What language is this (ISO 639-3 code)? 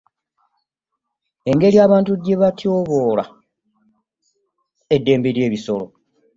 lug